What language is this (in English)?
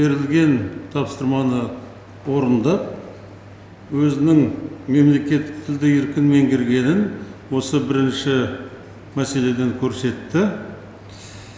Kazakh